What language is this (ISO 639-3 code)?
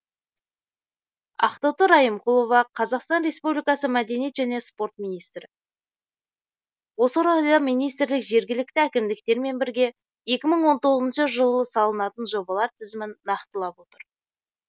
kaz